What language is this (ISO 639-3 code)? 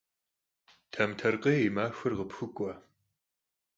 kbd